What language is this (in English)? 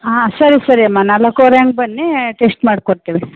Kannada